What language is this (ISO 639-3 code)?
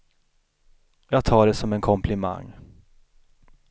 swe